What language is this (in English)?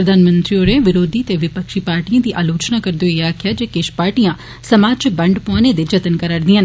Dogri